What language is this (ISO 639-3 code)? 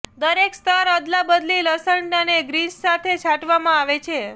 guj